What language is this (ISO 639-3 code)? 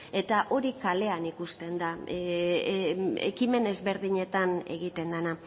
eus